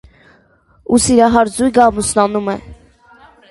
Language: Armenian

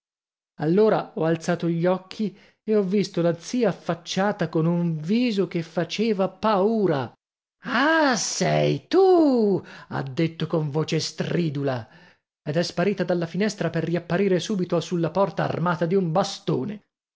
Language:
Italian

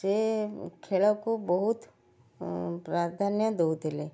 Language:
Odia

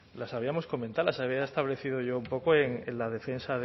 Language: Spanish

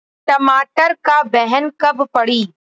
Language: Bhojpuri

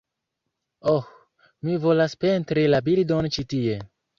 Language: Esperanto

